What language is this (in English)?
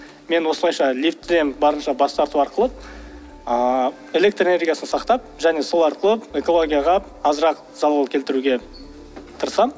Kazakh